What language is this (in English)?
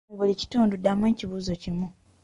Ganda